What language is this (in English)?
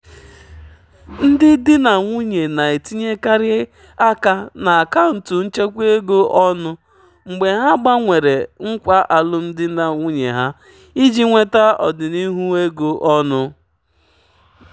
Igbo